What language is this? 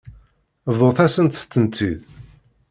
Kabyle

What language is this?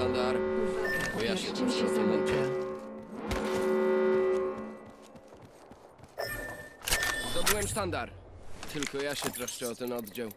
Polish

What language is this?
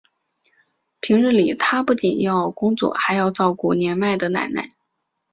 Chinese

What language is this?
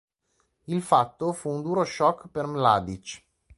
Italian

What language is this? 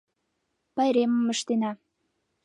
Mari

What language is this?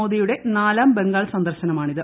Malayalam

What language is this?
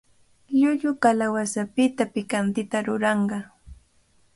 Cajatambo North Lima Quechua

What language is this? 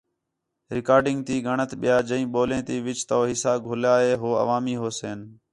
Khetrani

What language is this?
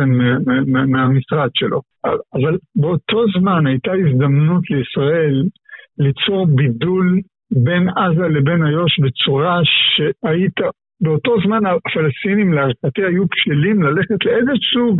Hebrew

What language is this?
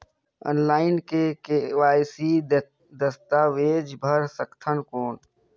Chhattisgarhi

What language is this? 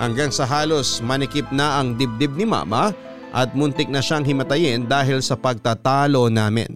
Filipino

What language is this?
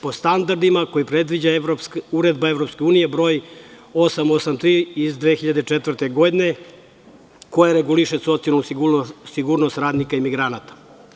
Serbian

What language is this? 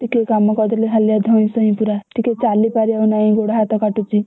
Odia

